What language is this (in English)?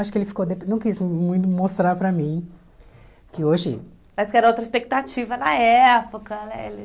Portuguese